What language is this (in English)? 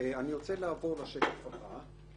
Hebrew